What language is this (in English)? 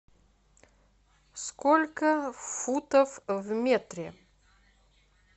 Russian